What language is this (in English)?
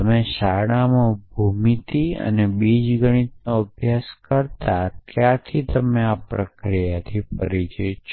Gujarati